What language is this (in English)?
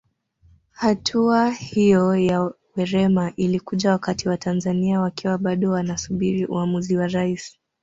Swahili